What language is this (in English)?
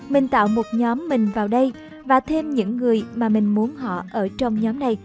Vietnamese